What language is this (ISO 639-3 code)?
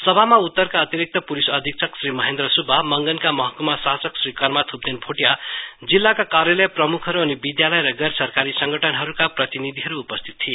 nep